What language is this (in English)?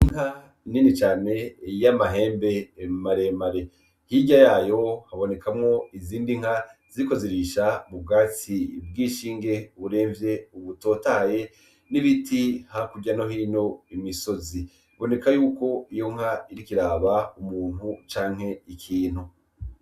Rundi